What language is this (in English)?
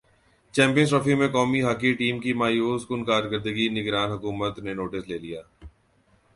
Urdu